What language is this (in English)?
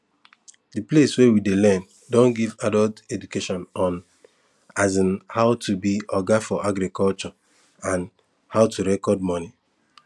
Nigerian Pidgin